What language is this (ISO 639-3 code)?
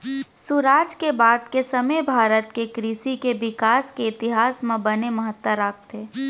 hne